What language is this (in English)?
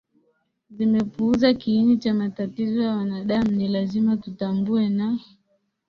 Swahili